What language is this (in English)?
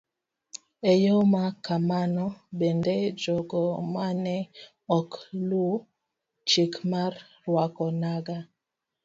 Luo (Kenya and Tanzania)